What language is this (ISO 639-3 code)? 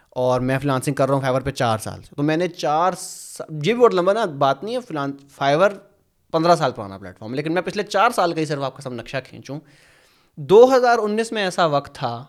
urd